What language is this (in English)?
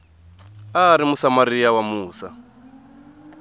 Tsonga